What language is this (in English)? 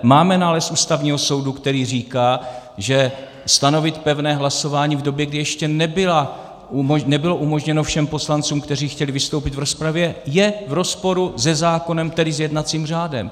Czech